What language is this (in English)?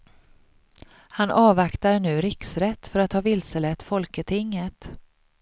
Swedish